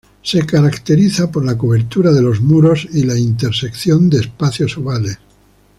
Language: Spanish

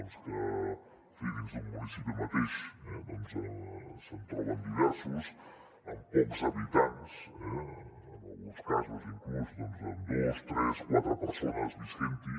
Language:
Catalan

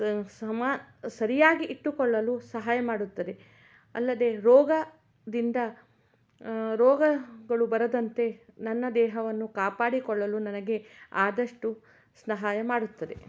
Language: Kannada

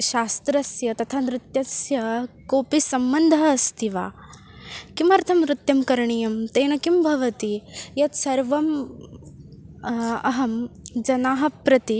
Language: Sanskrit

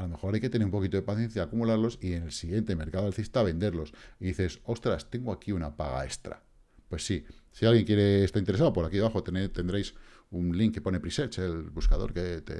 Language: Spanish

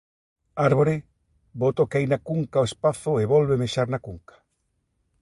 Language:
Galician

